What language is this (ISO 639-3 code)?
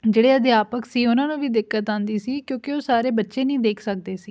pan